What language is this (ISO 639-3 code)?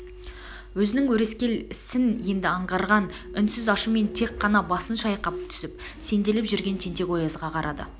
kaz